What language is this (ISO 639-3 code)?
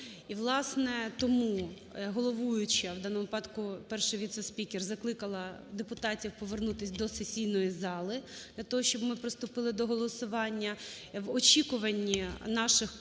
ukr